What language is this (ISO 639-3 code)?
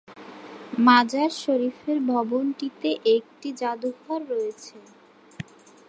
ben